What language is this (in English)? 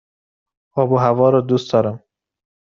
Persian